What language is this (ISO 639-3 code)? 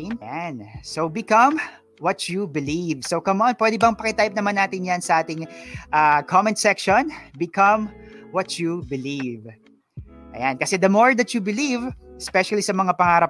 fil